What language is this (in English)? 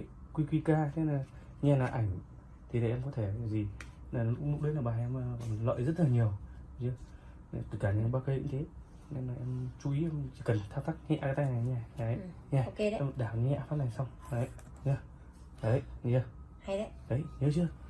Vietnamese